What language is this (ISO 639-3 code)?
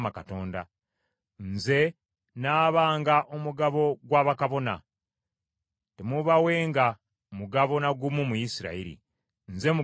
lug